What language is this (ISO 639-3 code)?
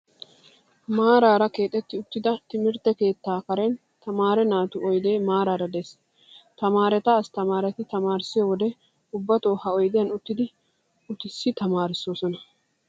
wal